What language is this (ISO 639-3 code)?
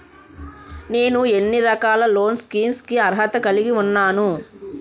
tel